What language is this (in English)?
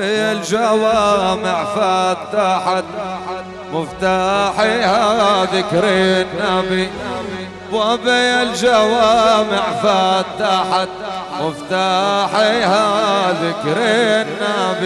Arabic